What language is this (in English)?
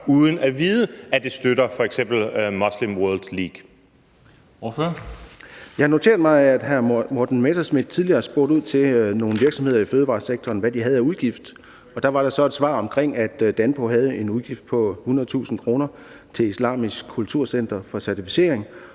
Danish